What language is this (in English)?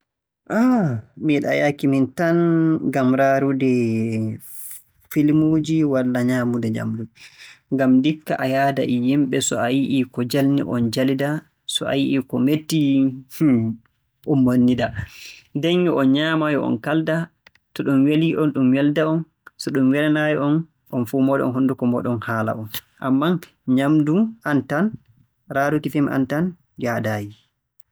Borgu Fulfulde